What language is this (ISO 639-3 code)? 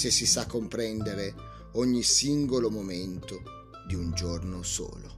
ita